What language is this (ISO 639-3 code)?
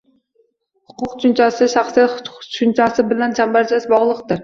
uzb